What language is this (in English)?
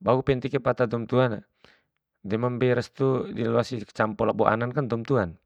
Bima